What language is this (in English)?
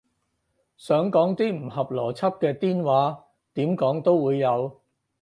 Cantonese